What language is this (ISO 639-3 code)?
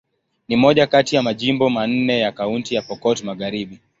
swa